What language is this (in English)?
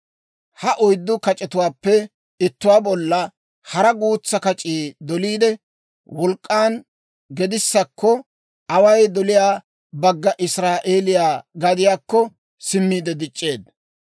Dawro